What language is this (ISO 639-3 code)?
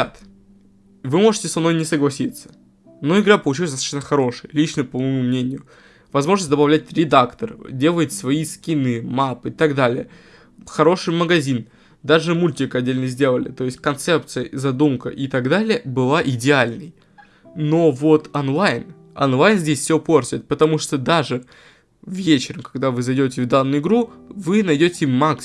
rus